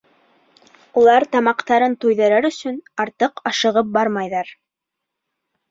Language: Bashkir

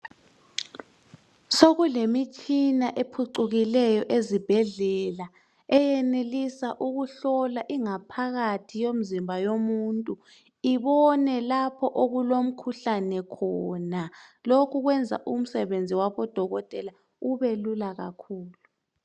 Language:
North Ndebele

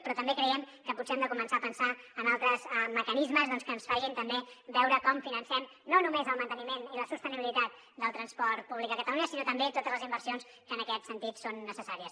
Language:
Catalan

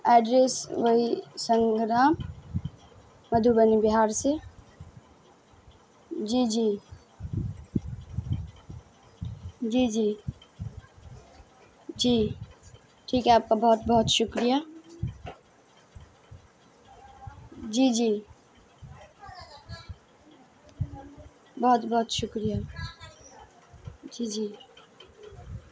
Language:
Urdu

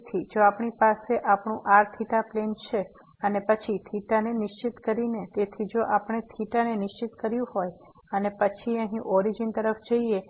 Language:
Gujarati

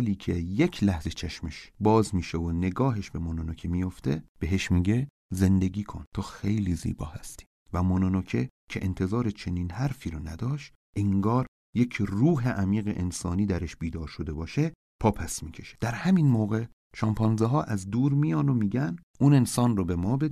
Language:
Persian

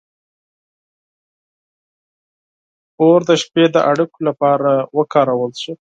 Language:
Pashto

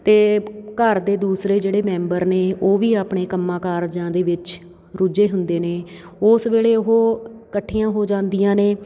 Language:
Punjabi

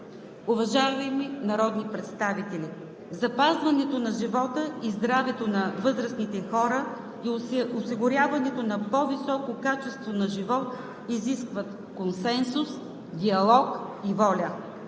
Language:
Bulgarian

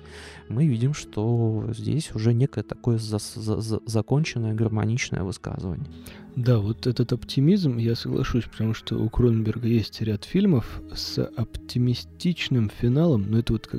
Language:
Russian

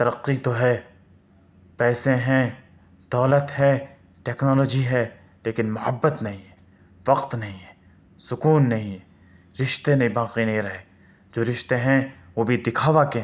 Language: Urdu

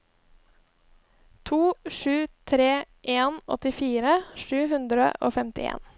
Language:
Norwegian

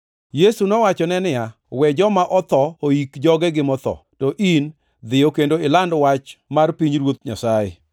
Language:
Luo (Kenya and Tanzania)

